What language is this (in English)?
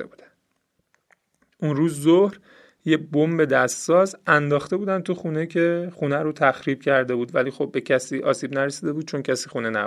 Persian